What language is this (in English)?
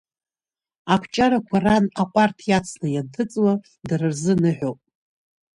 Abkhazian